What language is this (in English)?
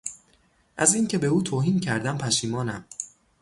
Persian